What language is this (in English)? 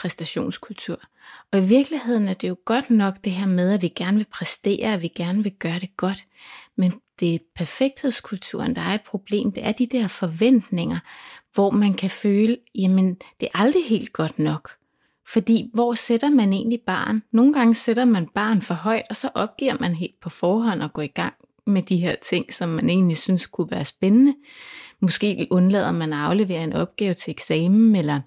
Danish